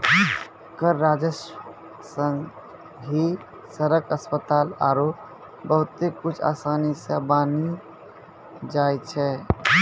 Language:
Maithili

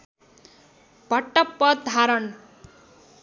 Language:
Nepali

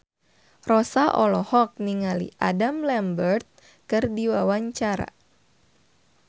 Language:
Sundanese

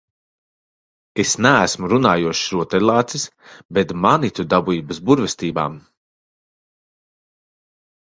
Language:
Latvian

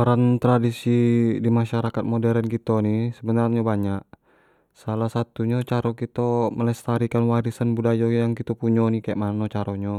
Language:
Jambi Malay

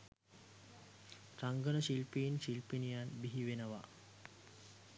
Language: Sinhala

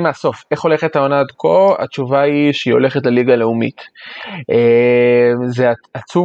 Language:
Hebrew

